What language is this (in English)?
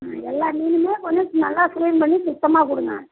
Tamil